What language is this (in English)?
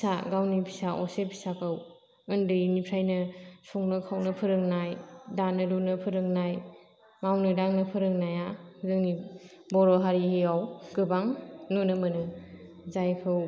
Bodo